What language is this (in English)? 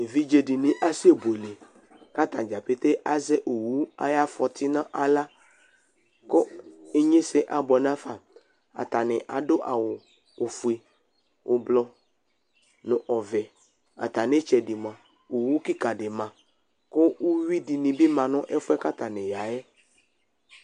Ikposo